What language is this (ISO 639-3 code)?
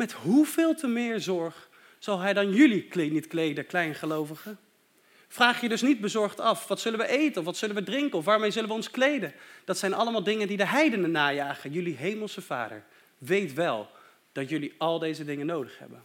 nld